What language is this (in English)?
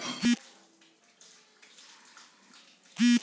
Magahi